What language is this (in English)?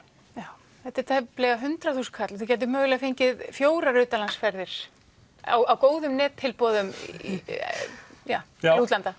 Icelandic